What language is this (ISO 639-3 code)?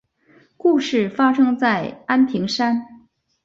zho